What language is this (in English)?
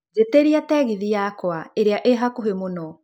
Kikuyu